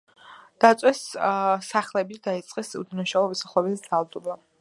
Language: Georgian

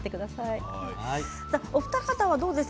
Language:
Japanese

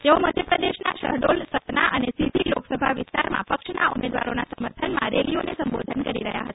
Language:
Gujarati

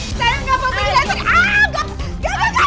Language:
Indonesian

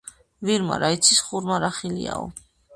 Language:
Georgian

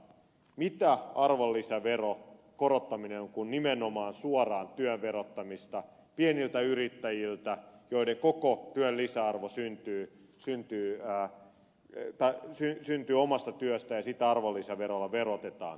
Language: Finnish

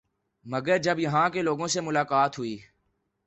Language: Urdu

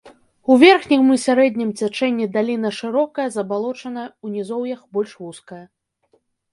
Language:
Belarusian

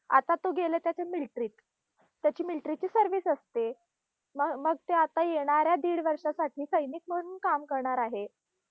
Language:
Marathi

